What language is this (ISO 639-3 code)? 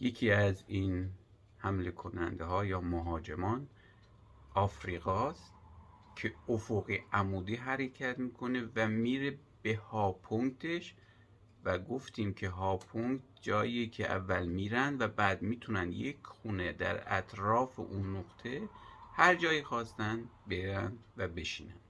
fas